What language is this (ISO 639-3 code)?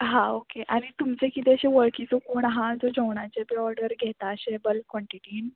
kok